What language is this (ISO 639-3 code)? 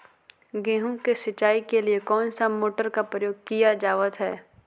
mag